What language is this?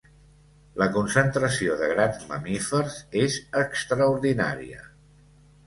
Catalan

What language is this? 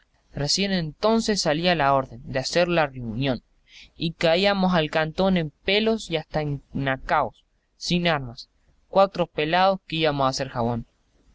Spanish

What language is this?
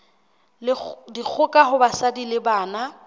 Southern Sotho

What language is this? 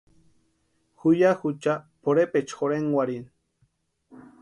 Western Highland Purepecha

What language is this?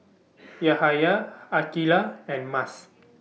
English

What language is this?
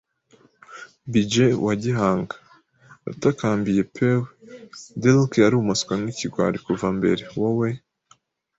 Kinyarwanda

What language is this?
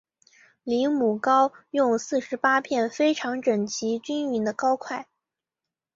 Chinese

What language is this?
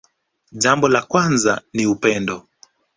Swahili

